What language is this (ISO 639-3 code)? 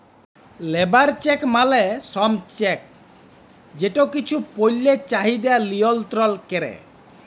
ben